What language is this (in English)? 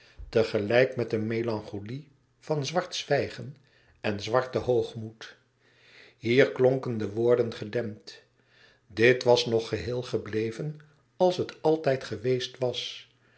Dutch